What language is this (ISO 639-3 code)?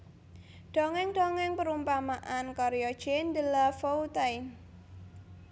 jav